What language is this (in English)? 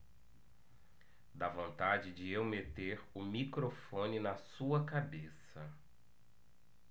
Portuguese